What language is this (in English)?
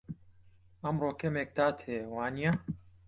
Central Kurdish